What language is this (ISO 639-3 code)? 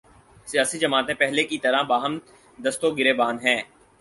urd